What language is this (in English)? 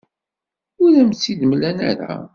Kabyle